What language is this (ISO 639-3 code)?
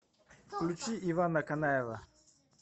rus